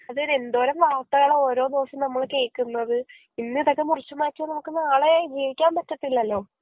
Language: Malayalam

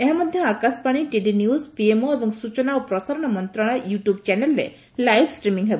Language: Odia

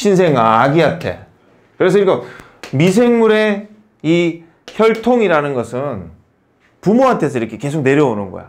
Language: Korean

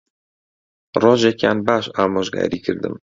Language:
Central Kurdish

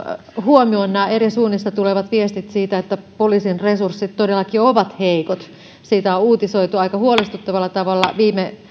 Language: Finnish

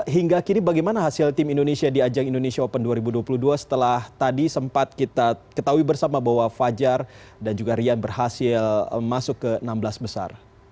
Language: Indonesian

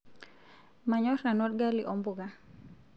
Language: Masai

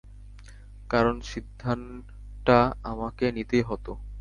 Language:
Bangla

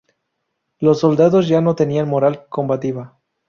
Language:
Spanish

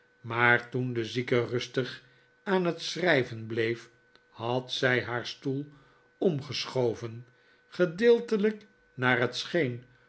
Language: Dutch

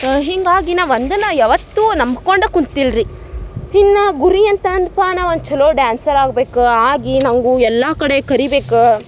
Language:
Kannada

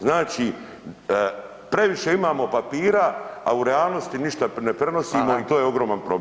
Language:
Croatian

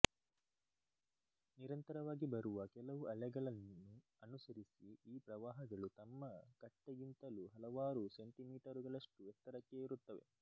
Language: Kannada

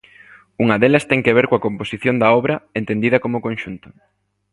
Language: Galician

